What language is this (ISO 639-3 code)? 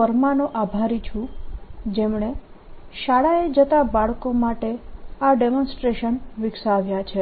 guj